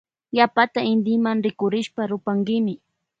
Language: Loja Highland Quichua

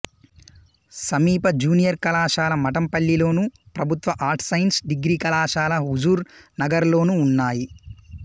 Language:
Telugu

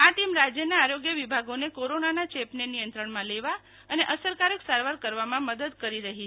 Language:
Gujarati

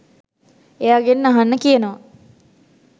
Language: Sinhala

